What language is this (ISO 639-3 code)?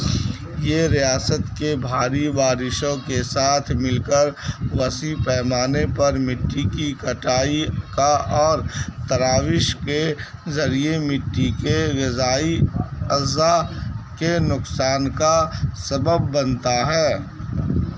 urd